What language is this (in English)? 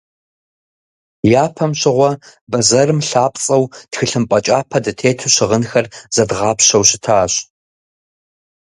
Kabardian